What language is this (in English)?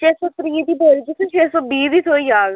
Dogri